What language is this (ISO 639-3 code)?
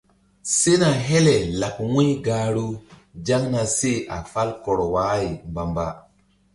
mdd